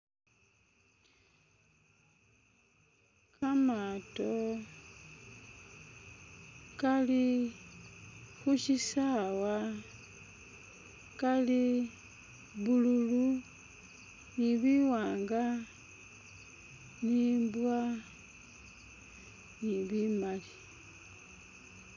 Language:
Masaaba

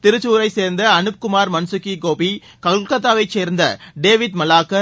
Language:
Tamil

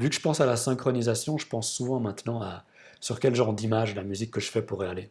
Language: French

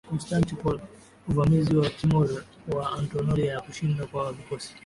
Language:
Swahili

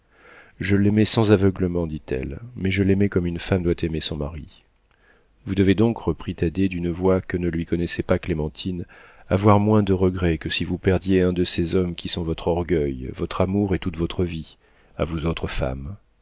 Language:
French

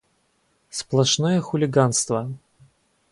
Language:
Russian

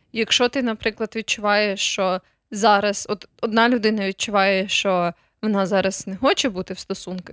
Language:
Ukrainian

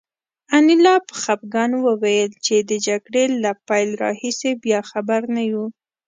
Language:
Pashto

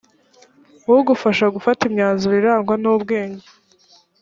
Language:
Kinyarwanda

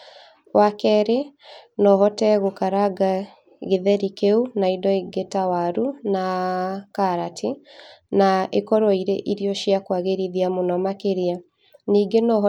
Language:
Kikuyu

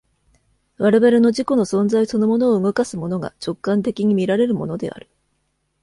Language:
Japanese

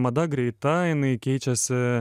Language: Lithuanian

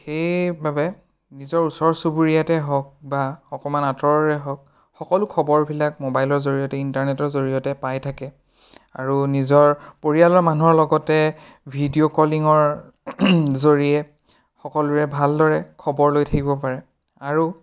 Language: Assamese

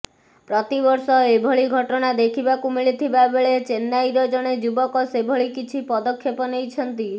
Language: Odia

